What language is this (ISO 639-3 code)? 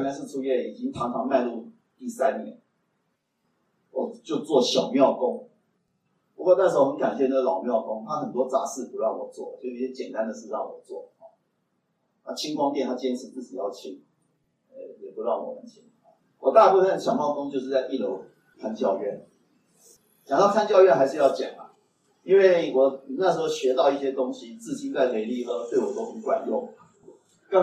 zho